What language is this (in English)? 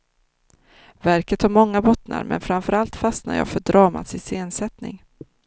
Swedish